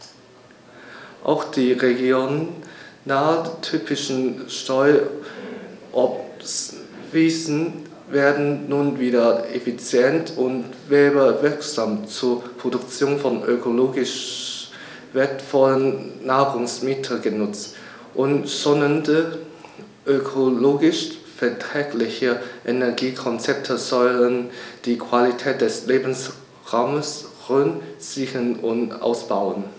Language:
German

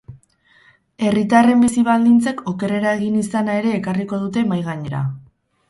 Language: Basque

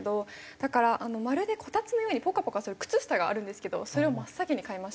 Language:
Japanese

